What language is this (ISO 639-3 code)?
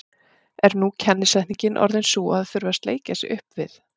isl